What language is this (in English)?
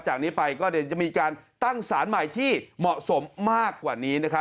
Thai